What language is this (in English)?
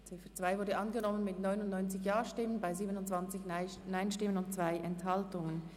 Swiss German